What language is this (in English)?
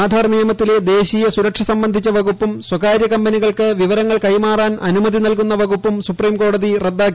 Malayalam